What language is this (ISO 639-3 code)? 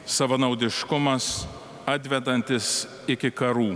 lit